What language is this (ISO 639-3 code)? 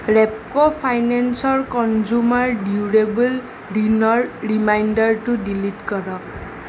asm